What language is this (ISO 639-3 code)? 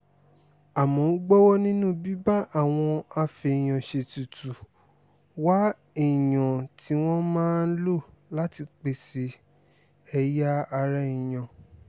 yor